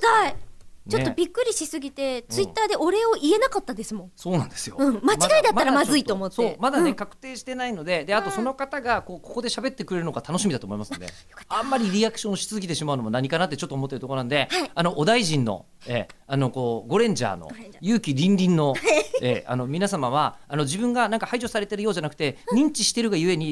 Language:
Japanese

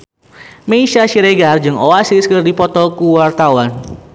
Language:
Sundanese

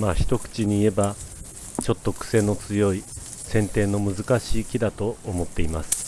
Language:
Japanese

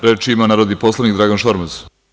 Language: Serbian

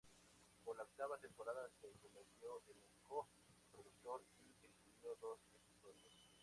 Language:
Spanish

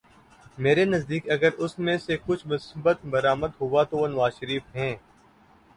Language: Urdu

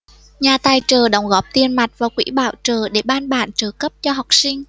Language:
Vietnamese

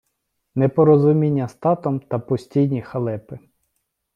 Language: Ukrainian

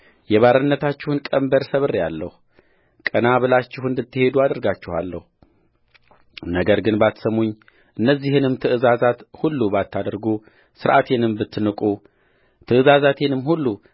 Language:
Amharic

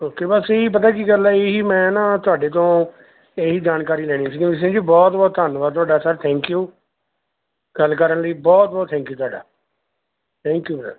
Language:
Punjabi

